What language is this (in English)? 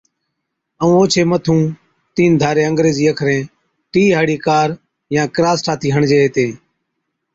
Od